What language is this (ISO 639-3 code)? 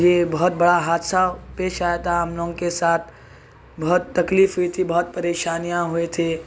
urd